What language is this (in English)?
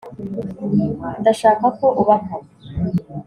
Kinyarwanda